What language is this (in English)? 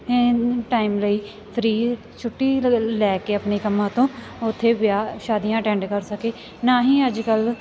Punjabi